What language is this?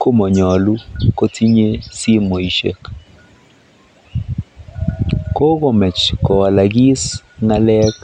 Kalenjin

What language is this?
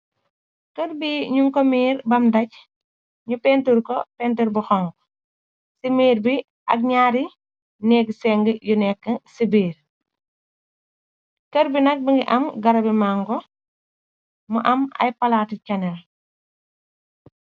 Wolof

